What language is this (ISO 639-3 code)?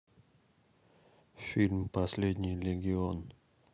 rus